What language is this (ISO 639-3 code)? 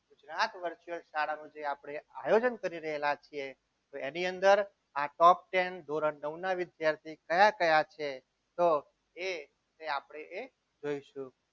guj